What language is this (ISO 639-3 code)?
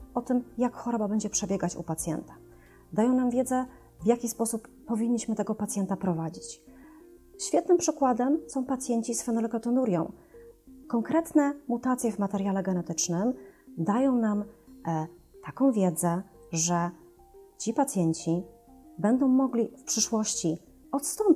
pol